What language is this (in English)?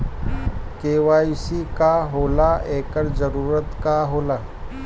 Bhojpuri